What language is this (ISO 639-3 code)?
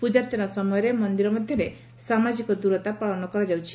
ori